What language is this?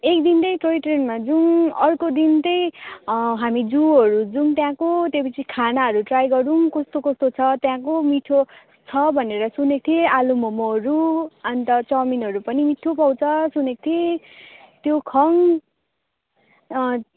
Nepali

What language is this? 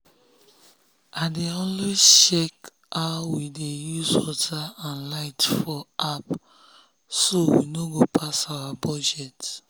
Nigerian Pidgin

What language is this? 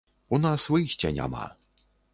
Belarusian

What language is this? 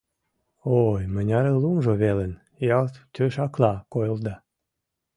Mari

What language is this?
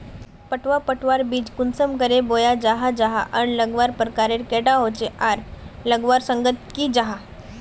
Magahi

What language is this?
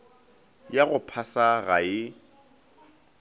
Northern Sotho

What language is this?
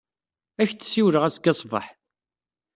Kabyle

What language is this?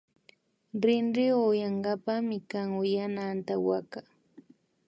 Imbabura Highland Quichua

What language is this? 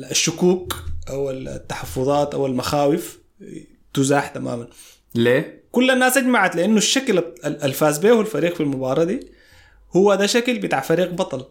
Arabic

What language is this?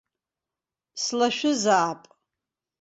Abkhazian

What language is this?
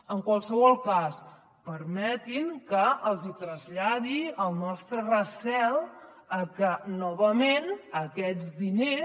Catalan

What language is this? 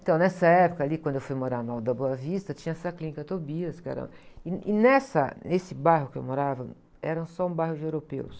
Portuguese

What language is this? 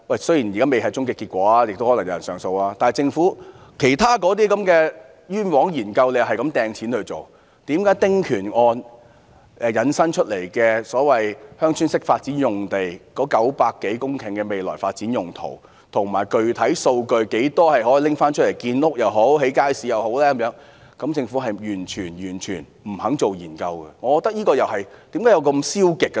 Cantonese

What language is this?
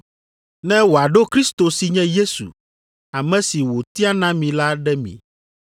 Ewe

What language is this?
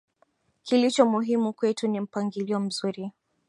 Swahili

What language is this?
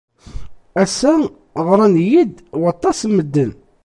Kabyle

